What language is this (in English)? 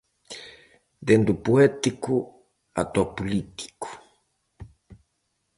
Galician